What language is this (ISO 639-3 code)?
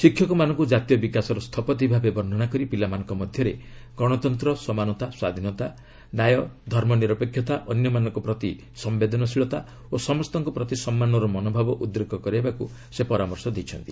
ori